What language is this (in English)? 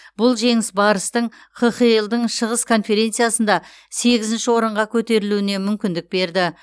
Kazakh